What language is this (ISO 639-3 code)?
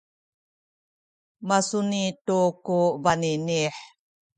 szy